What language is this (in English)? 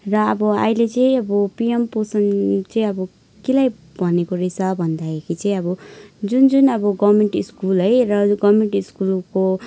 Nepali